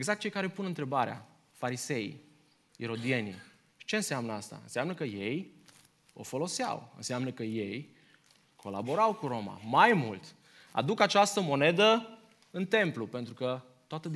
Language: Romanian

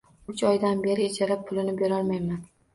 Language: Uzbek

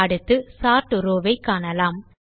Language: Tamil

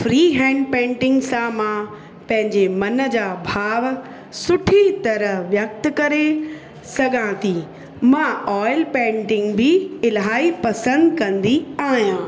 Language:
Sindhi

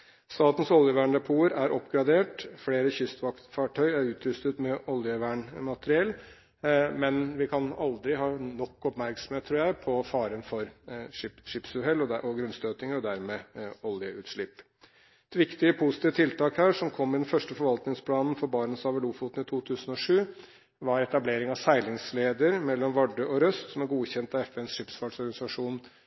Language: Norwegian Bokmål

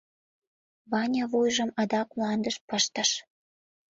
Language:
Mari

